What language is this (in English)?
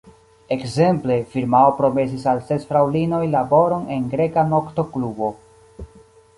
Esperanto